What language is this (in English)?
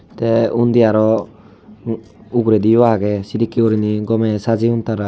Chakma